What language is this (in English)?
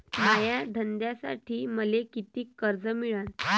Marathi